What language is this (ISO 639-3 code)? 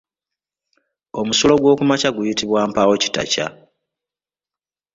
lug